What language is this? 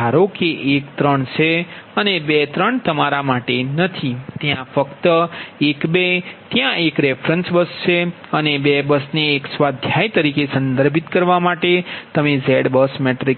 Gujarati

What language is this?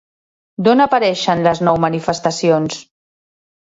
Catalan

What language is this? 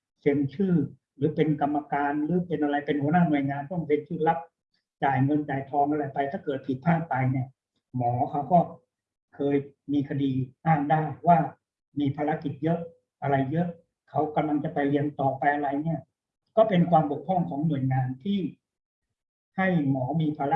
Thai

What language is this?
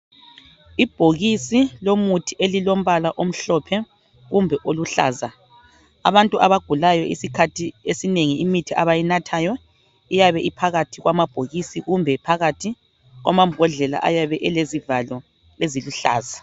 North Ndebele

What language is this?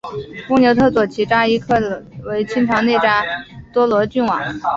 Chinese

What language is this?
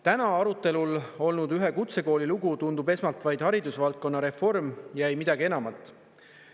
Estonian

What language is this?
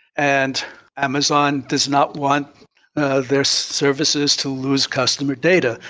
English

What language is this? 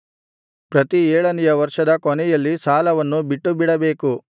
Kannada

